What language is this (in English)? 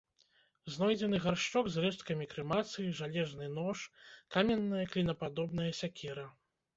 Belarusian